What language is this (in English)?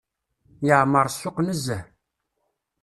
Kabyle